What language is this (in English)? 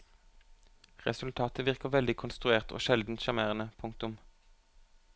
Norwegian